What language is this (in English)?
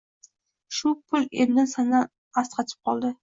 Uzbek